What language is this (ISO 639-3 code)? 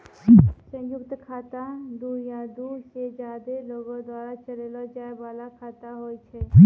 mai